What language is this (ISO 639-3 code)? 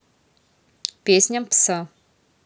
rus